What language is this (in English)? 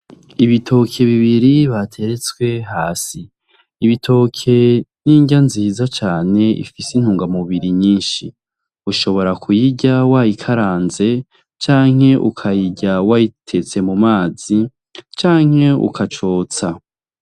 Rundi